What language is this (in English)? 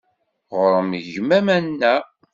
Kabyle